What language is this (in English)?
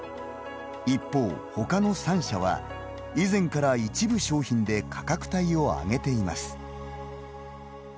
Japanese